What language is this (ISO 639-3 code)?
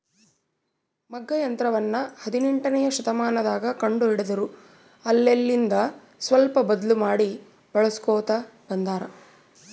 kan